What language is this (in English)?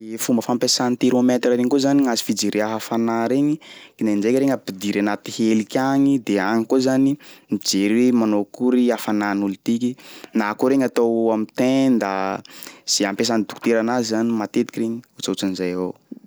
Sakalava Malagasy